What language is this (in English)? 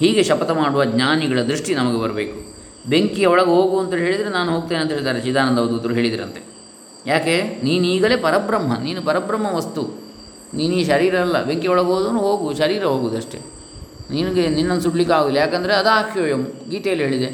Kannada